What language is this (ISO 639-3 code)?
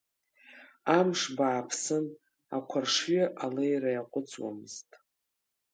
abk